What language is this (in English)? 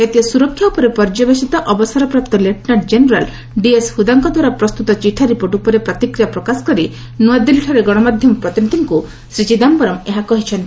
Odia